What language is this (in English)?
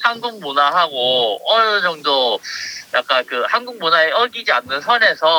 Korean